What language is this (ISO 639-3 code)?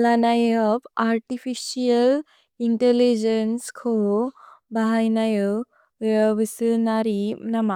brx